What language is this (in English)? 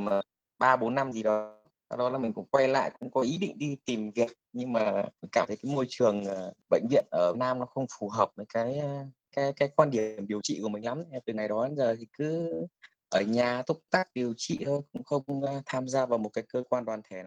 Vietnamese